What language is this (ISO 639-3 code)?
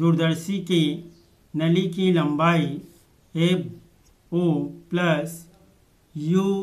hin